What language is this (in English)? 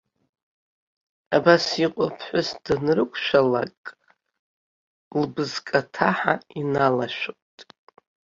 Abkhazian